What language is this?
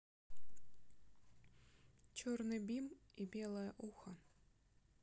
Russian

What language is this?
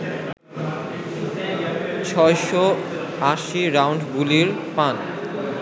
Bangla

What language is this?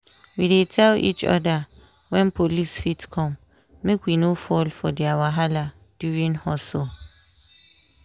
Nigerian Pidgin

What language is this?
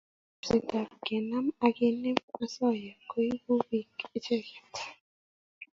Kalenjin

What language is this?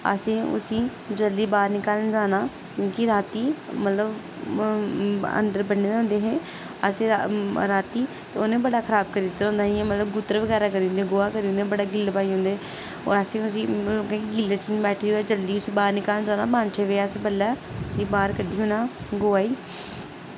Dogri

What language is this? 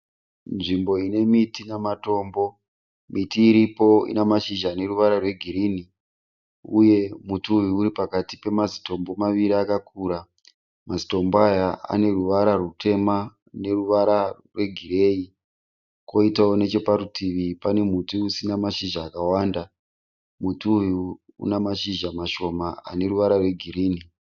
Shona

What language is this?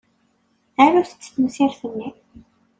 Kabyle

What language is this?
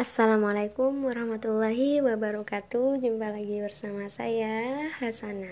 Indonesian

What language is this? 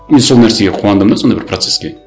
Kazakh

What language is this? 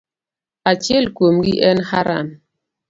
Luo (Kenya and Tanzania)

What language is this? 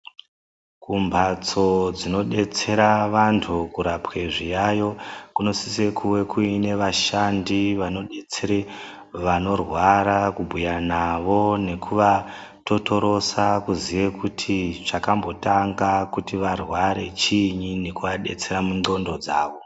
Ndau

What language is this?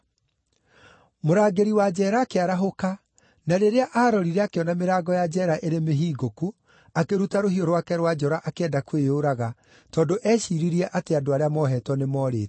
Kikuyu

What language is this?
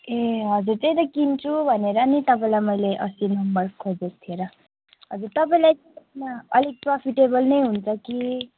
Nepali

